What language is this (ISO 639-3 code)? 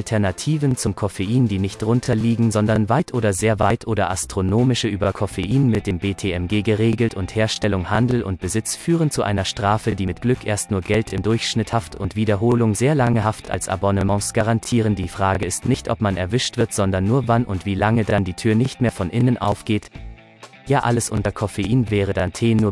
deu